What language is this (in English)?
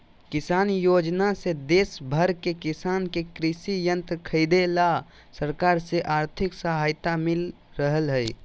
Magahi